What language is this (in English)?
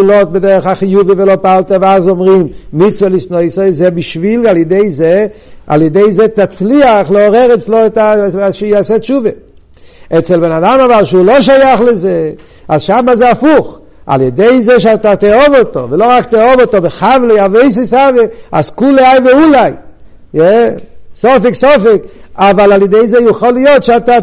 Hebrew